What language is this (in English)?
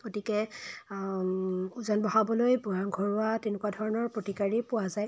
Assamese